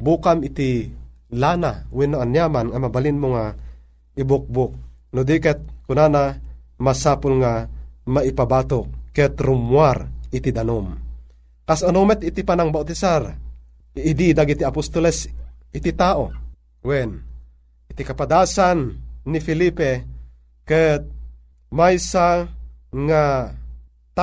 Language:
Filipino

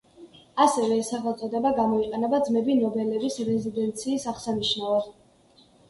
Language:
Georgian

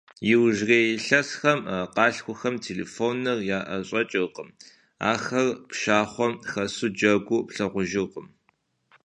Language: Kabardian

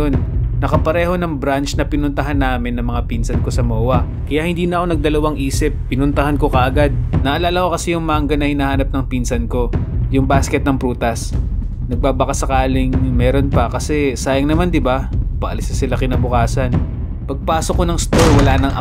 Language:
Filipino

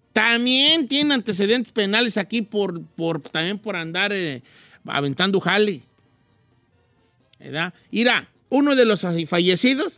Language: Spanish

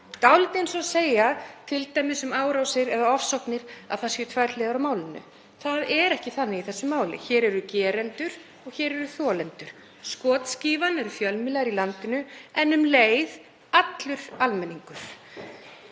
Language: Icelandic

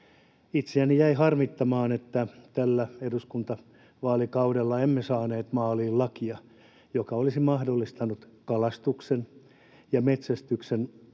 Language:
Finnish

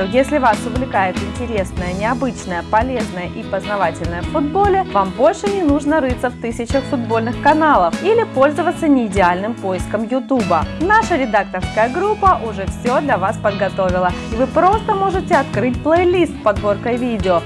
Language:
Russian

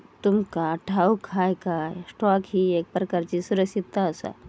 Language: Marathi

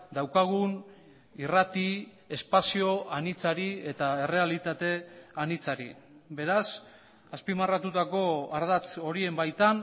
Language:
Basque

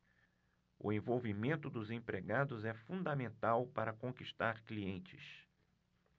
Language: Portuguese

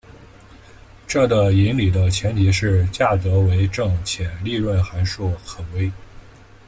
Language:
Chinese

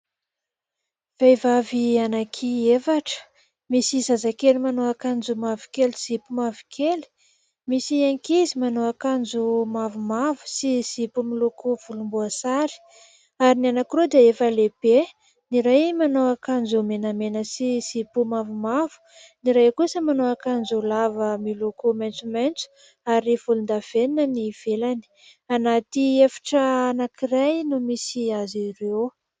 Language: Malagasy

